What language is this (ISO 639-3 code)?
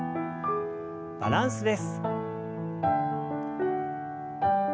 jpn